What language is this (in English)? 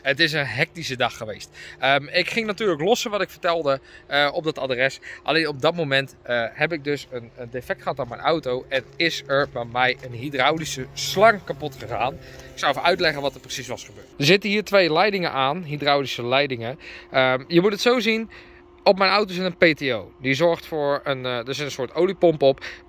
Dutch